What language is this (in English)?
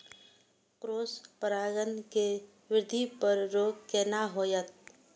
Maithili